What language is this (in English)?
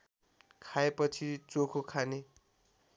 Nepali